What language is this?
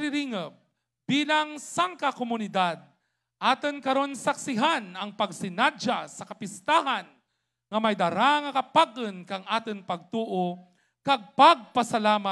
Filipino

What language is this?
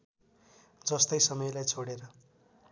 Nepali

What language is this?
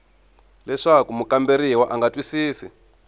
Tsonga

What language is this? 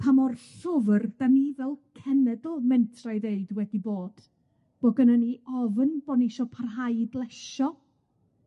Welsh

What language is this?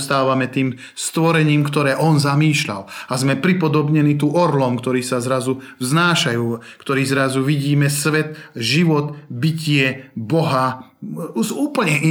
Slovak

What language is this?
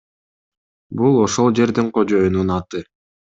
Kyrgyz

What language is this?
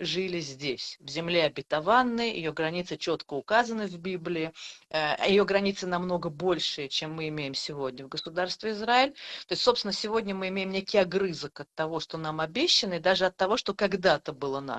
Russian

